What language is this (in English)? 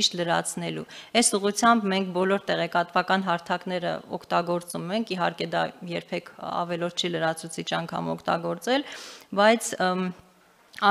Turkish